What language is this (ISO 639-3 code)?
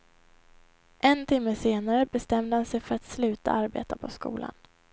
swe